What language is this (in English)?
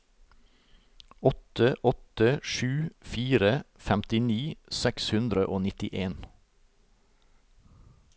Norwegian